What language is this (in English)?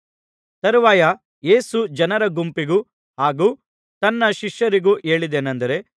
Kannada